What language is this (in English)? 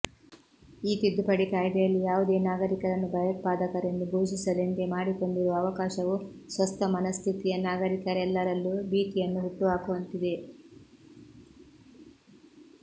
Kannada